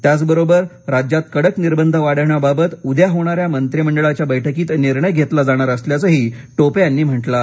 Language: Marathi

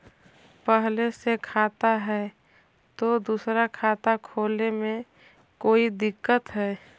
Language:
Magahi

